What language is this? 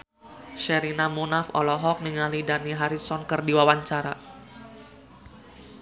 Sundanese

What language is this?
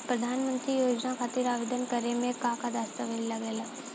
Bhojpuri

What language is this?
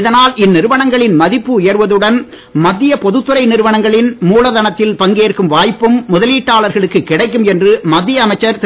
Tamil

